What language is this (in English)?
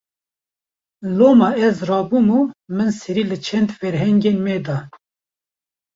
Kurdish